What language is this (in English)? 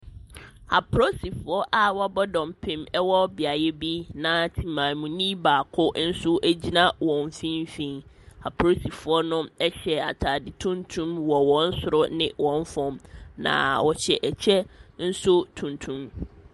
Akan